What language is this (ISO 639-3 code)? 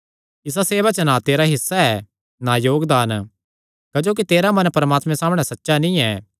xnr